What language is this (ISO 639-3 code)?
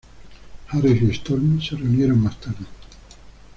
spa